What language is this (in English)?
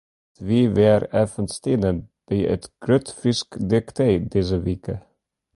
Western Frisian